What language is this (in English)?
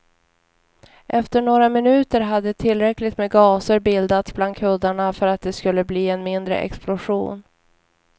Swedish